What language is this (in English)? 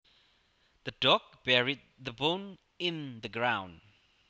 Javanese